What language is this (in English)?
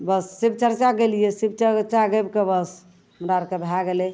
Maithili